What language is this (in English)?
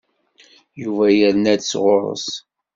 Kabyle